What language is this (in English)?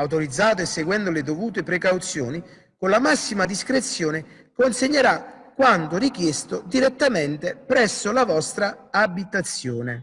Italian